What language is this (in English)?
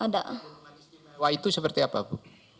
Indonesian